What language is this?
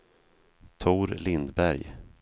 Swedish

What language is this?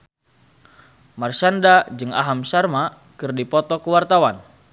Sundanese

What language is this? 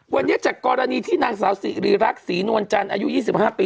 Thai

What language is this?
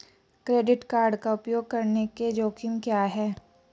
Hindi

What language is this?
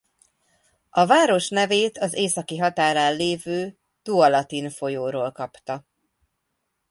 Hungarian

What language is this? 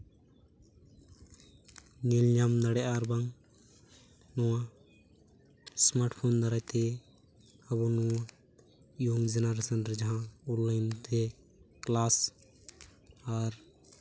Santali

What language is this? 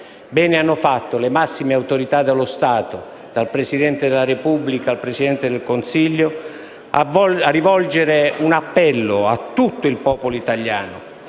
Italian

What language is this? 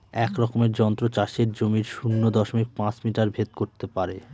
Bangla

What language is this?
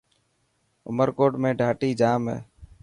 Dhatki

